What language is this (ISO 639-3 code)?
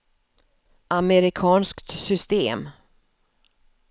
swe